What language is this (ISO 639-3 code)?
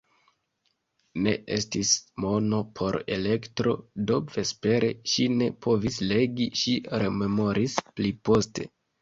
epo